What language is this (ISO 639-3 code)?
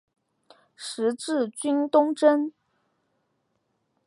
zho